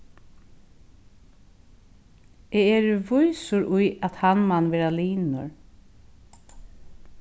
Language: Faroese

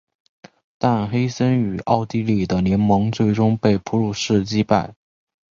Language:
Chinese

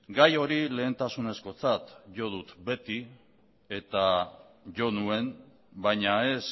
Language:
Basque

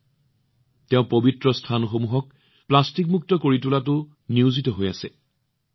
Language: Assamese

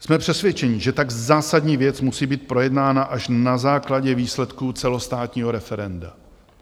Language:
Czech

